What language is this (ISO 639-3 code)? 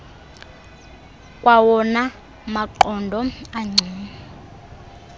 xho